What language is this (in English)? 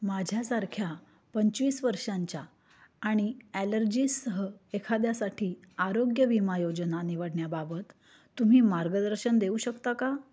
Marathi